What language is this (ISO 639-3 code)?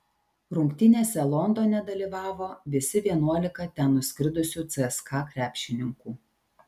lit